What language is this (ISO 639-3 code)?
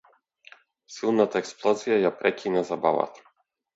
mkd